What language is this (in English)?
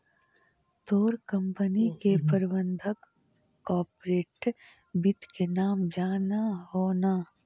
Magahi